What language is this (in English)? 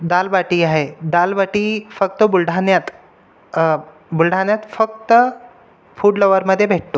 Marathi